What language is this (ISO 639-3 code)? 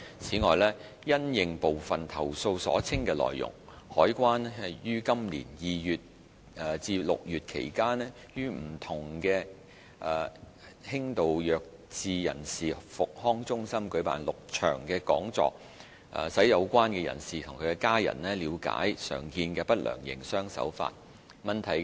yue